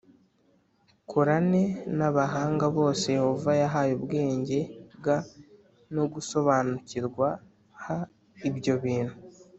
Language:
Kinyarwanda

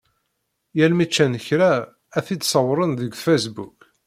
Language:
Kabyle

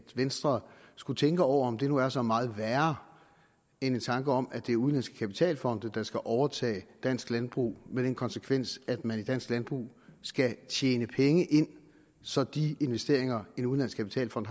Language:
Danish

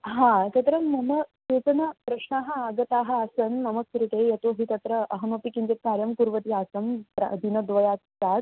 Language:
Sanskrit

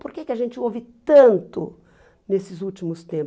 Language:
Portuguese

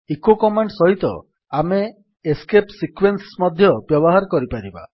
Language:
Odia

